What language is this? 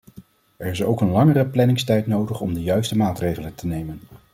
Dutch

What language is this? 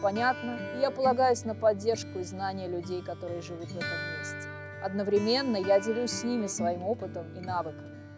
Russian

